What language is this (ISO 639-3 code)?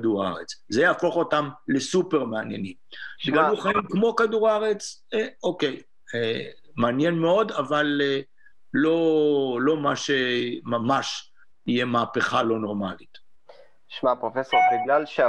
heb